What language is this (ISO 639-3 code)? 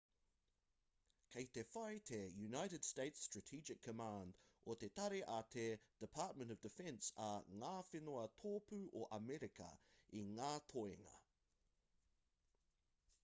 mri